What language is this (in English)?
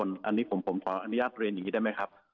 Thai